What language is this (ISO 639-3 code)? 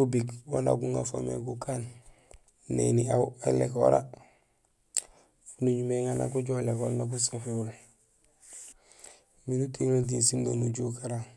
gsl